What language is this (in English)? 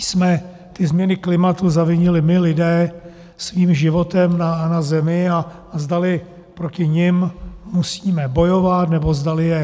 Czech